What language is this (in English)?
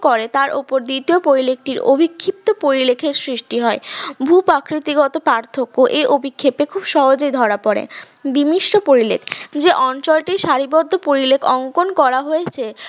Bangla